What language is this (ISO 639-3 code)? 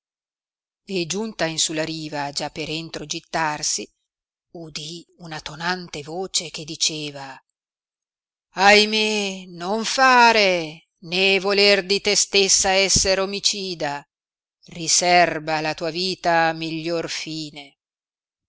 ita